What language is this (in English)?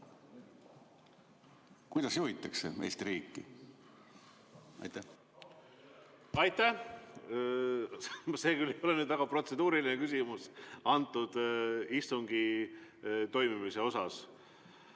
Estonian